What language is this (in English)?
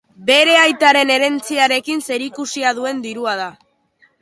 Basque